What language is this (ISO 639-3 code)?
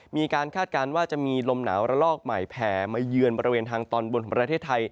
tha